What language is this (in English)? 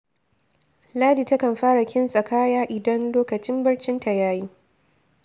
Hausa